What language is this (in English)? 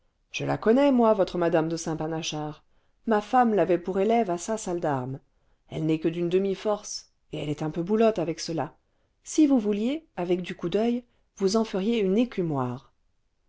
French